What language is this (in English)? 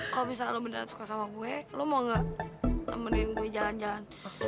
Indonesian